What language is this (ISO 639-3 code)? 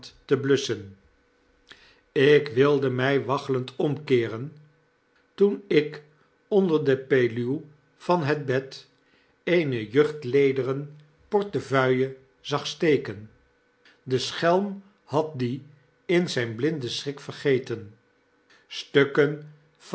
nld